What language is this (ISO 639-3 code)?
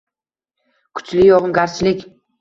uzb